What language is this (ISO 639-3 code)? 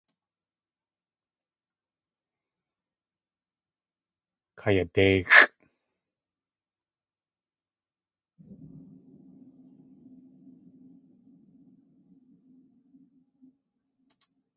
tli